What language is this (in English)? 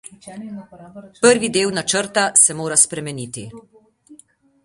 Slovenian